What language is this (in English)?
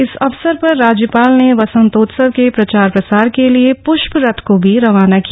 Hindi